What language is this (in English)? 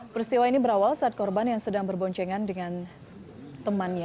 Indonesian